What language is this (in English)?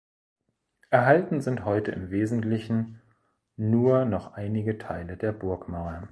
German